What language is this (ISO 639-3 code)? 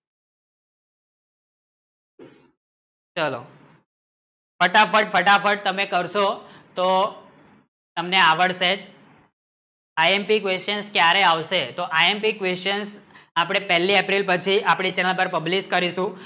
guj